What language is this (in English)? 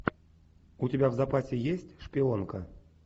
Russian